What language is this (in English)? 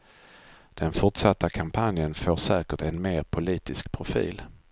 Swedish